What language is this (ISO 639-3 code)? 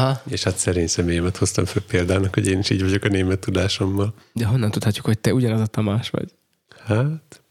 hun